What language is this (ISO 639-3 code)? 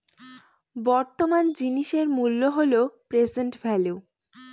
ben